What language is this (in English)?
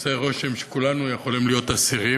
Hebrew